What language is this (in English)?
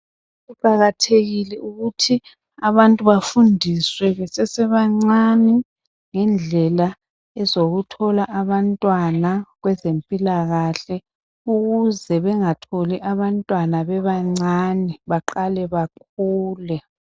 North Ndebele